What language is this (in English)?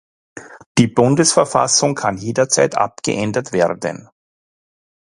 German